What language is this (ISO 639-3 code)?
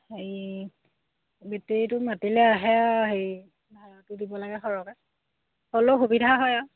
asm